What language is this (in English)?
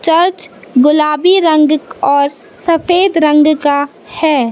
Hindi